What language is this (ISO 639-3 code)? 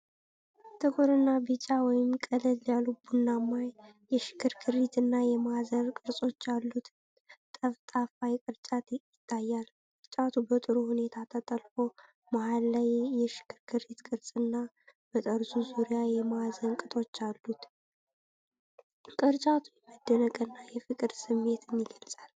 amh